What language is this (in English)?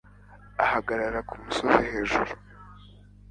Kinyarwanda